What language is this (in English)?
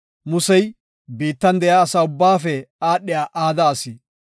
Gofa